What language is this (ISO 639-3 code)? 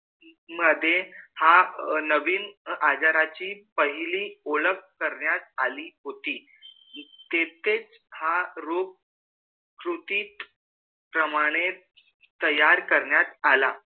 mar